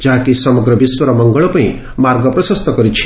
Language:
Odia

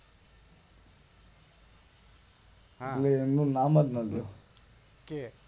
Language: Gujarati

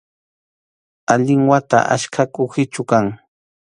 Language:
Arequipa-La Unión Quechua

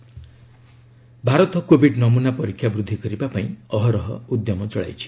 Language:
Odia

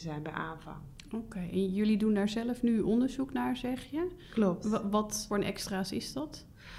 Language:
Dutch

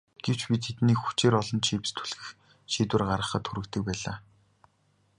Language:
Mongolian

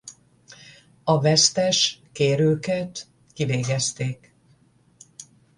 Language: Hungarian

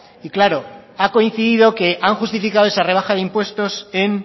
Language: Spanish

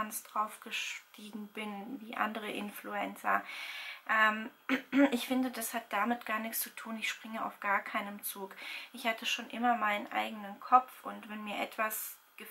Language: German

